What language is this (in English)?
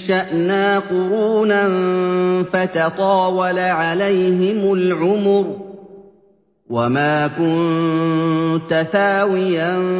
Arabic